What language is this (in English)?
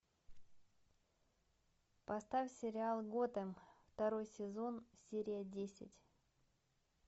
Russian